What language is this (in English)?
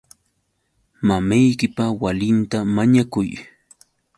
Yauyos Quechua